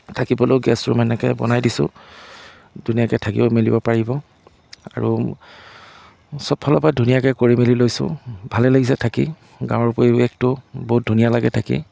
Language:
Assamese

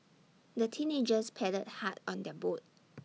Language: English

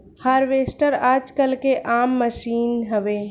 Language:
Bhojpuri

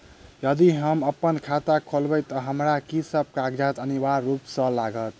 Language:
Maithili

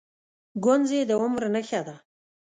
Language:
Pashto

